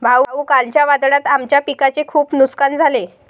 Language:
Marathi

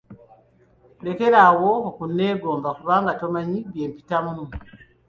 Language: Ganda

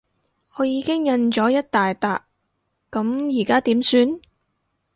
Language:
Cantonese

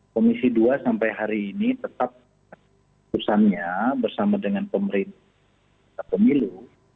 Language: Indonesian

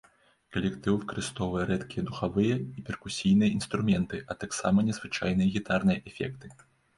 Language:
Belarusian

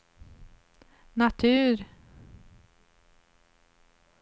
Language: Swedish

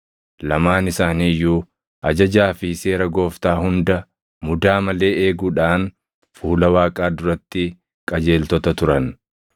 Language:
Oromo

